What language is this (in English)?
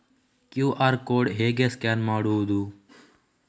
Kannada